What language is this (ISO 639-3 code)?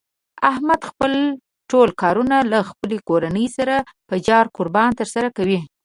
pus